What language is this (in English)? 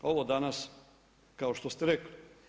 Croatian